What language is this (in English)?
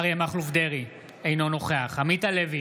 Hebrew